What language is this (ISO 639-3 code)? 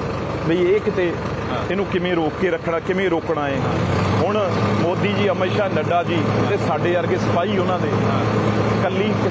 pan